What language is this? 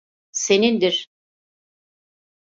Turkish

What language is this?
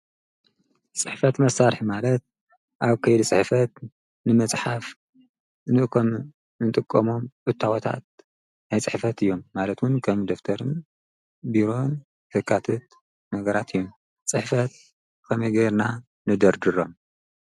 Tigrinya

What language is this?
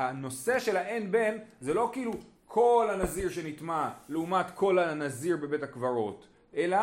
Hebrew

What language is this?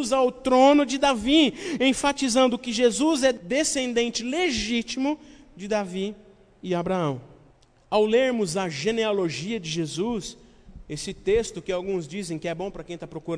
Portuguese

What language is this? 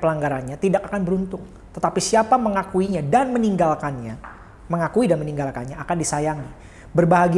Indonesian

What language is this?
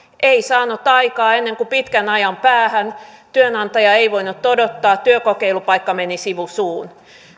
Finnish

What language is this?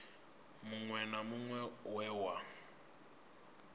Venda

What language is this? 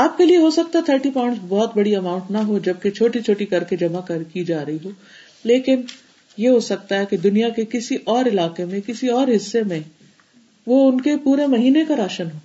Urdu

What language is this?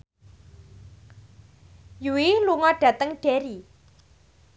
Javanese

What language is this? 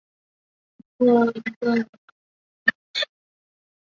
Chinese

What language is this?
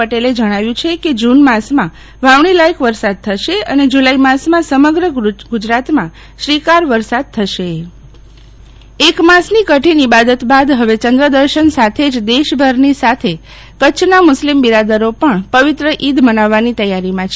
Gujarati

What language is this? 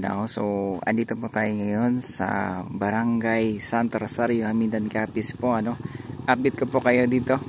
Filipino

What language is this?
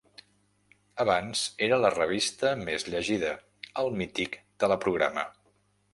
Catalan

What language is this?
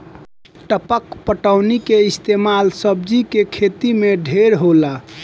Bhojpuri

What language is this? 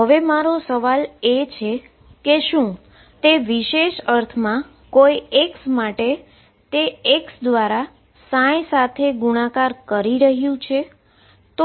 Gujarati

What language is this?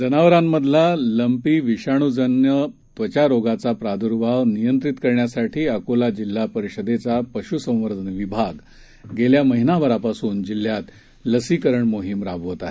Marathi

